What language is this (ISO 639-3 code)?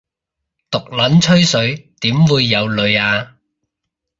yue